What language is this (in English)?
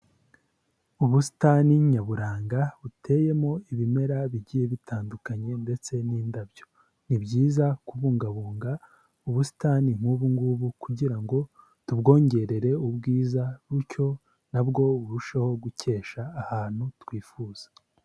Kinyarwanda